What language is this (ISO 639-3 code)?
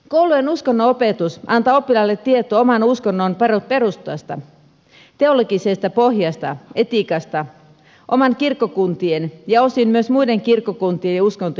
fin